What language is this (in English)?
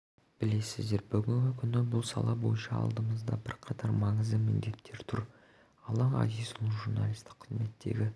Kazakh